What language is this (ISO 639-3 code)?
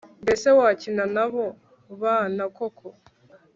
kin